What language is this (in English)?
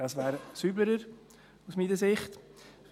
Swiss German